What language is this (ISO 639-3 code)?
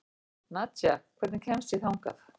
isl